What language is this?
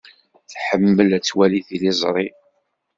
Kabyle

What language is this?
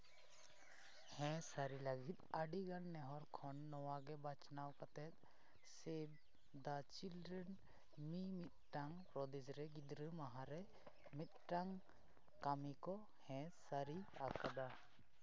Santali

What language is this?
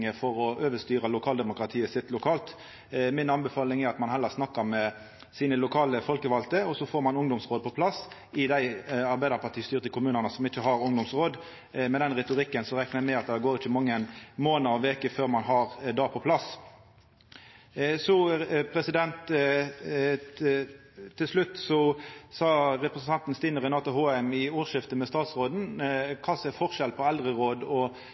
Norwegian Nynorsk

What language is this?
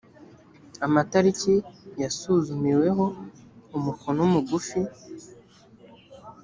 Kinyarwanda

